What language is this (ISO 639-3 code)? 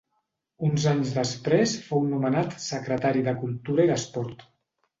cat